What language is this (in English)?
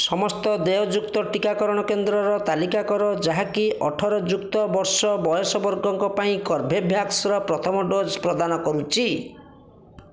Odia